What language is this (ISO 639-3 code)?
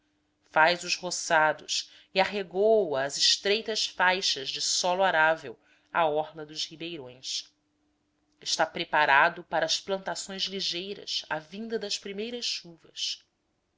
por